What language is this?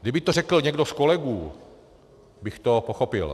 Czech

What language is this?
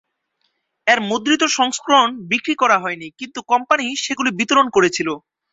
Bangla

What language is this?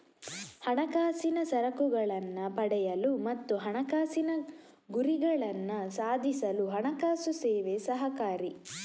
Kannada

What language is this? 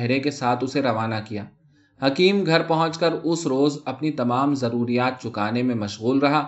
Urdu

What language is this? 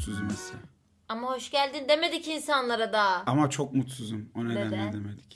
Turkish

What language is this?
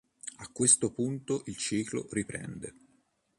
Italian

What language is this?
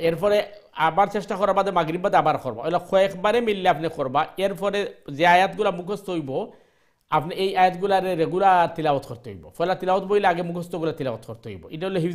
Arabic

